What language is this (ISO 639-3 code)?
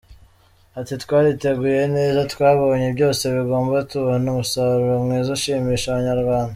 kin